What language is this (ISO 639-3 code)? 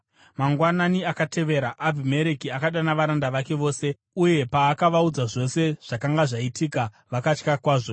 sna